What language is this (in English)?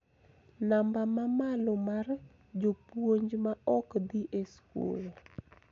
Luo (Kenya and Tanzania)